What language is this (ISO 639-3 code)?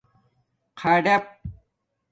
dmk